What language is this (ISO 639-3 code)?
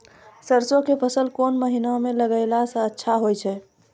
mai